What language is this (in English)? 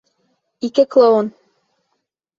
Bashkir